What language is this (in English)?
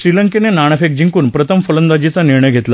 Marathi